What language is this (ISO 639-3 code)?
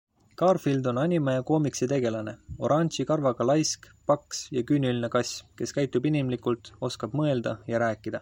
est